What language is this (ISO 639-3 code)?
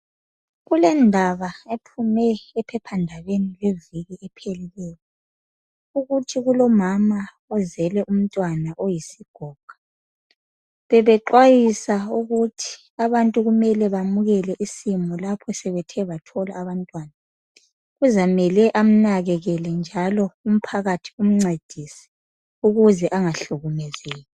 nde